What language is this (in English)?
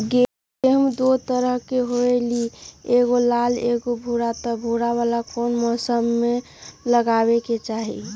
Magahi